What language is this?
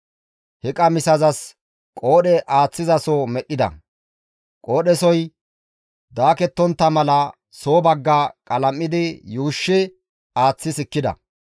Gamo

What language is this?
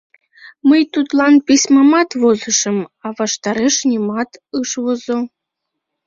Mari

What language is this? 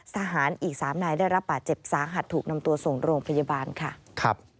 Thai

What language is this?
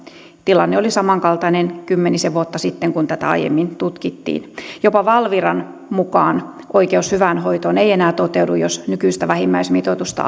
Finnish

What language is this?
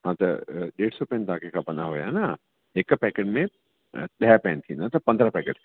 Sindhi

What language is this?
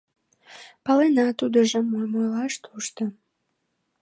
Mari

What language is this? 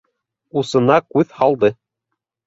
Bashkir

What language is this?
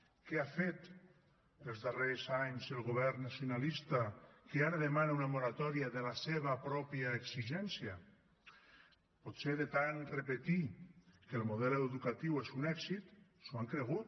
Catalan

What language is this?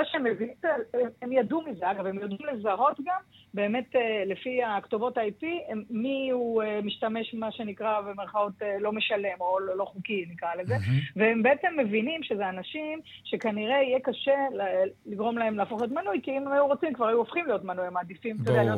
Hebrew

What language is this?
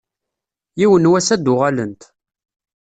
Kabyle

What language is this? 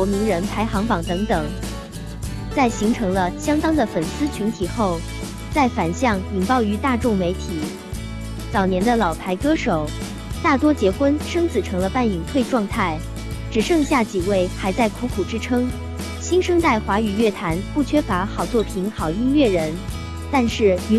Chinese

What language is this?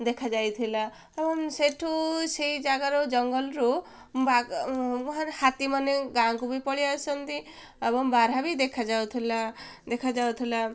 Odia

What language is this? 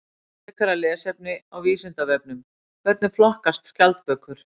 Icelandic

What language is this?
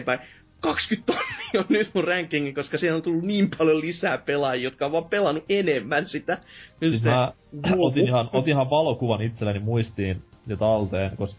Finnish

